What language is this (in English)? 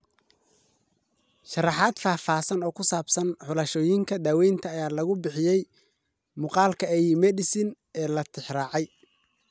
Somali